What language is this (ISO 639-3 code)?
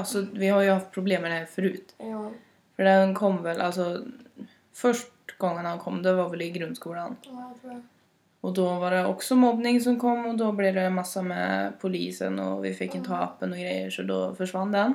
swe